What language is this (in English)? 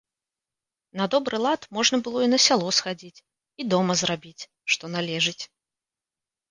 Belarusian